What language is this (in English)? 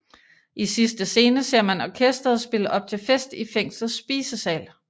Danish